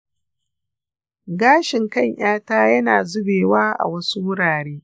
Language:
Hausa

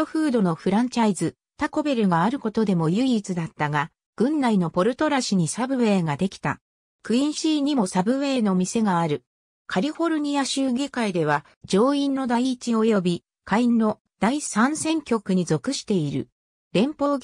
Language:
Japanese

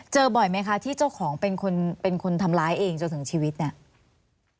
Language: Thai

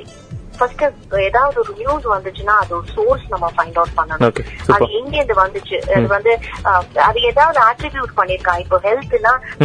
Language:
Tamil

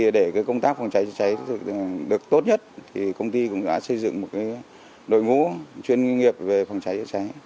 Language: Vietnamese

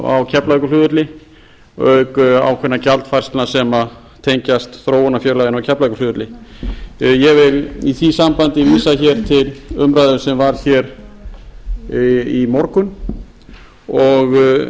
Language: Icelandic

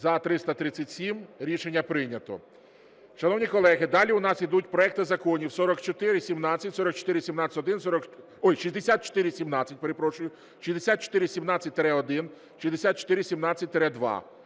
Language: Ukrainian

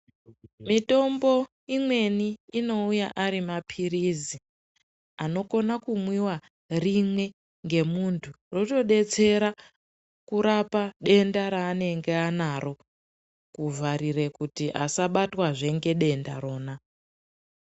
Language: Ndau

